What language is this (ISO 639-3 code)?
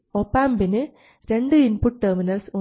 mal